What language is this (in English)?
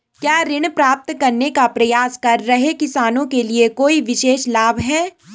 Hindi